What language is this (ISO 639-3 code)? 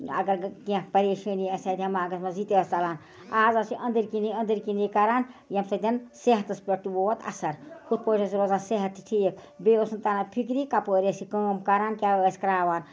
kas